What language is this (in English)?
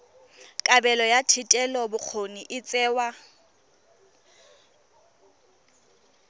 Tswana